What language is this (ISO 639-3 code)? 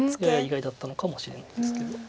jpn